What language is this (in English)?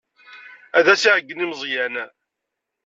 Kabyle